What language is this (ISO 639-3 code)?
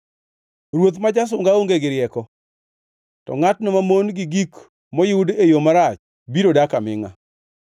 luo